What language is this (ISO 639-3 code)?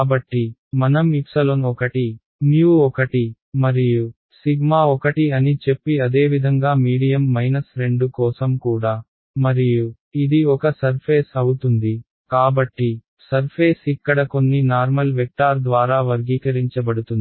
tel